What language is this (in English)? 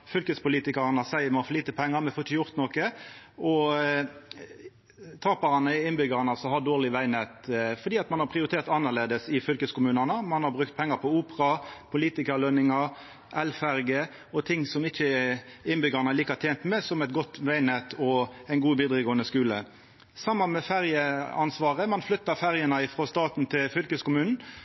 Norwegian Nynorsk